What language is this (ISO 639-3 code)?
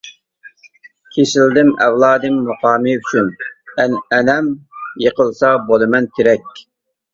uig